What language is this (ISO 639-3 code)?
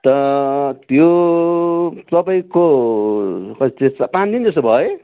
nep